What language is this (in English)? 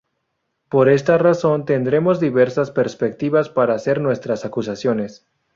Spanish